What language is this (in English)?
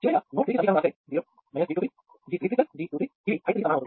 Telugu